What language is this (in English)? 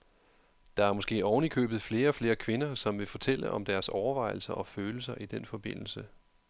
Danish